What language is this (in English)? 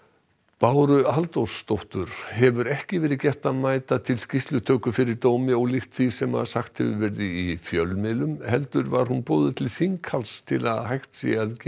Icelandic